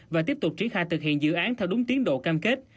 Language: Vietnamese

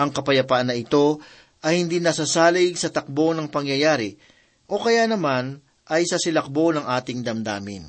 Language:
Filipino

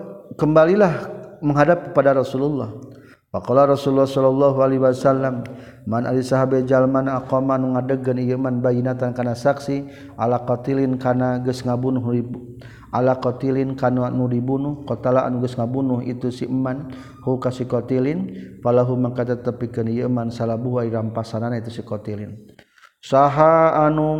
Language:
Malay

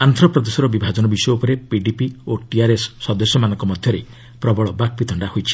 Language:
Odia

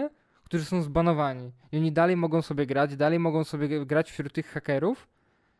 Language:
Polish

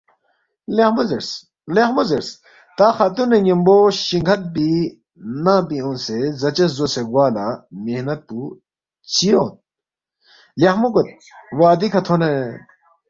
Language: Balti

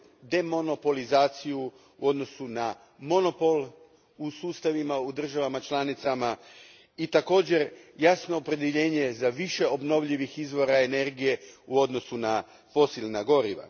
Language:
Croatian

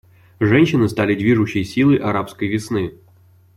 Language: Russian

